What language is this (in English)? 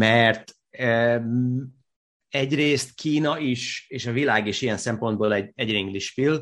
Hungarian